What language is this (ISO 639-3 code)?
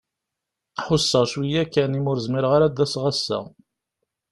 kab